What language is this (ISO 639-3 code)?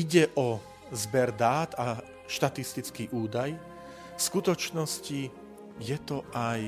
slk